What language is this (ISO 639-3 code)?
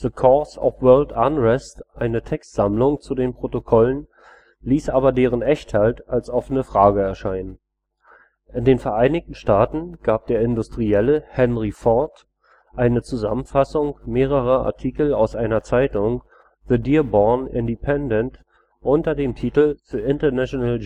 deu